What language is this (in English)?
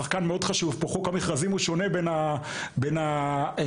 Hebrew